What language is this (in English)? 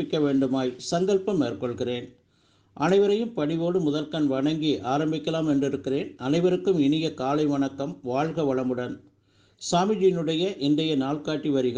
Tamil